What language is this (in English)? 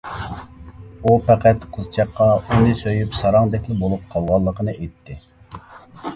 Uyghur